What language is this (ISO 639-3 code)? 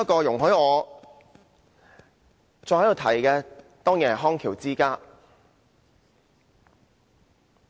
yue